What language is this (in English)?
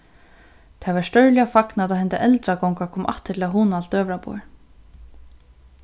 Faroese